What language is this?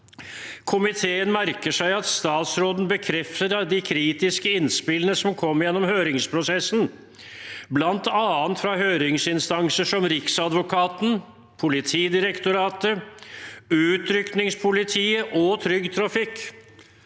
Norwegian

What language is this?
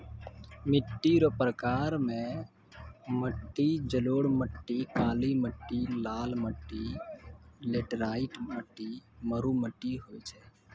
Maithili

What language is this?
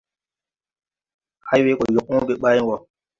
Tupuri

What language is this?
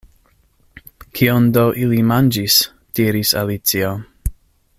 Esperanto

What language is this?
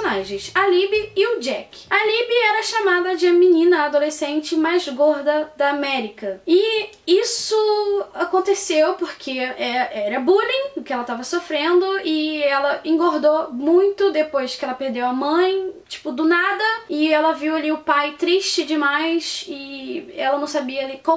Portuguese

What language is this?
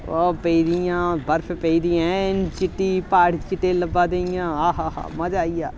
Dogri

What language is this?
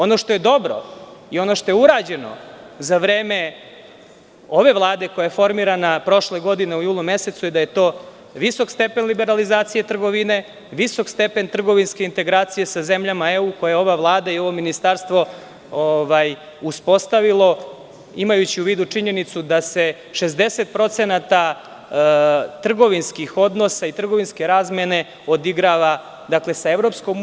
Serbian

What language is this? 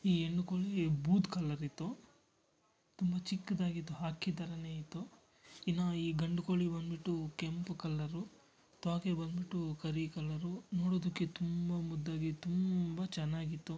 Kannada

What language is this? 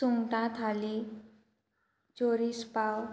Konkani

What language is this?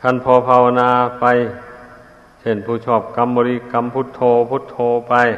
Thai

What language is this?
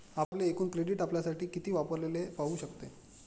Marathi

